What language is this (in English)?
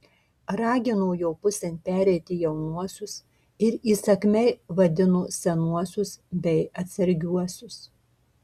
Lithuanian